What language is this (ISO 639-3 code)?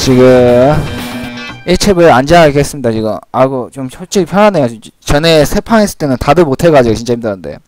kor